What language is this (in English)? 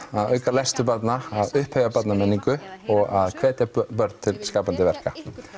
Icelandic